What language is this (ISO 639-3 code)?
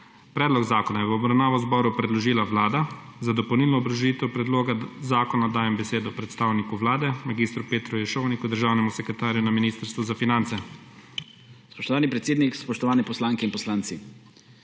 slv